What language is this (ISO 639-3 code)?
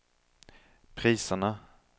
swe